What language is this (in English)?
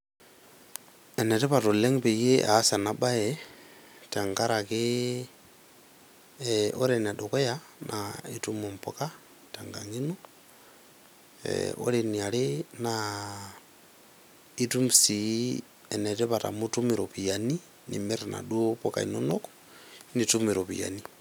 Masai